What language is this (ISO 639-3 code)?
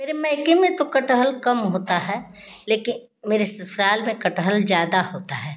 hin